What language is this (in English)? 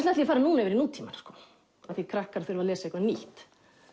Icelandic